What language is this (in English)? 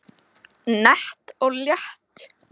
Icelandic